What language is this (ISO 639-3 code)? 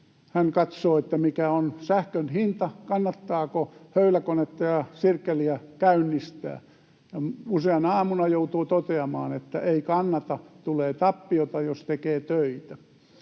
fin